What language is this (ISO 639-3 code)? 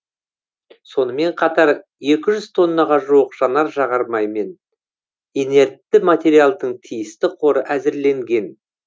kaz